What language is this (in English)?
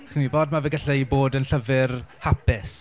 Welsh